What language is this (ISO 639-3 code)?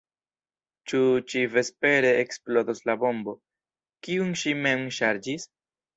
epo